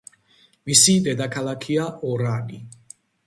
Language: Georgian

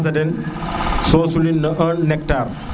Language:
Serer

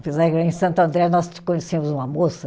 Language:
Portuguese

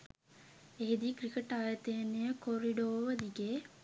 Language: Sinhala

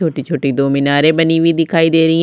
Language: Hindi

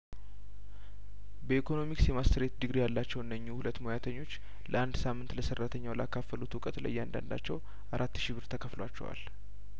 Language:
Amharic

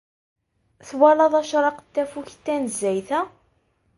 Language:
Kabyle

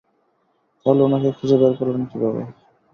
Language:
Bangla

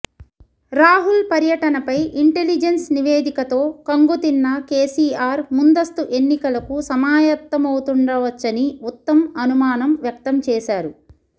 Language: Telugu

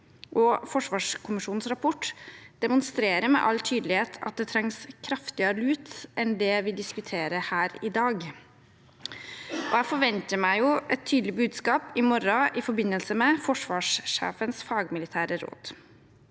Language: Norwegian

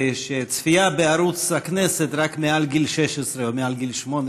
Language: Hebrew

